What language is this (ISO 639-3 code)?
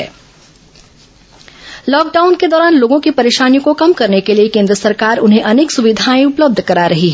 hin